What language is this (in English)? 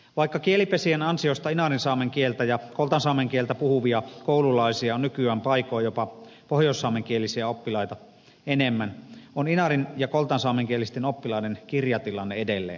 Finnish